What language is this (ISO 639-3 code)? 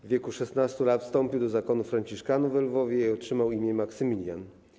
pol